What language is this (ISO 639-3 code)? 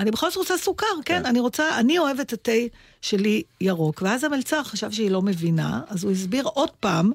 heb